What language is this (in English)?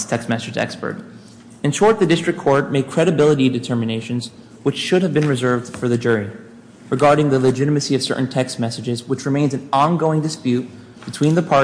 English